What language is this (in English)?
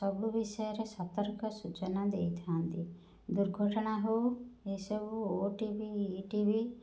Odia